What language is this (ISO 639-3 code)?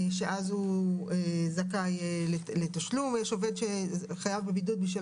heb